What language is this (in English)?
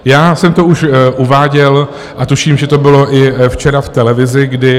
Czech